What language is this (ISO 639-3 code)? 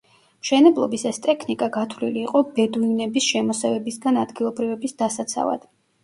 kat